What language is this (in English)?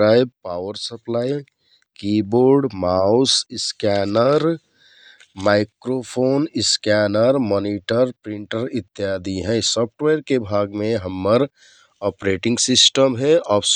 Kathoriya Tharu